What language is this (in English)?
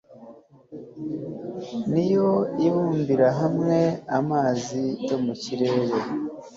Kinyarwanda